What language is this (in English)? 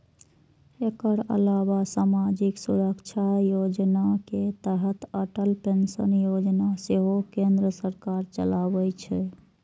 Maithili